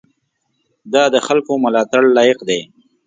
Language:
Pashto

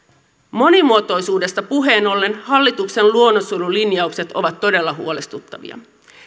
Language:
Finnish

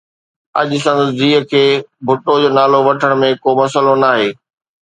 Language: Sindhi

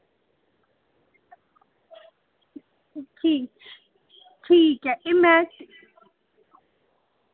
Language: Dogri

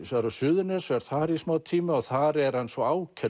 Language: Icelandic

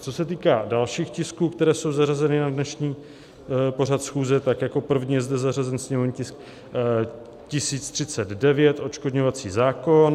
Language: Czech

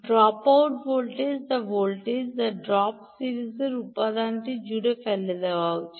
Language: Bangla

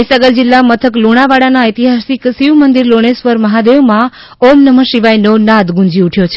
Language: Gujarati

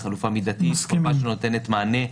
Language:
Hebrew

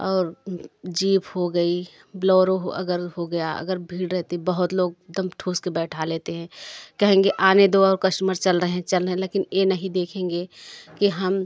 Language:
Hindi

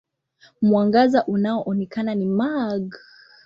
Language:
Swahili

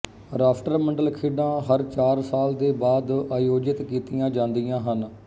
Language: Punjabi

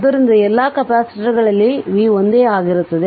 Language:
Kannada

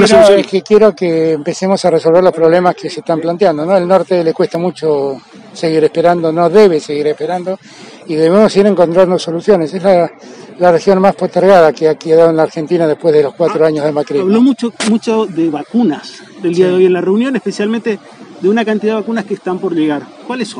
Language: Spanish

